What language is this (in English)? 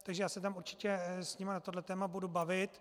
Czech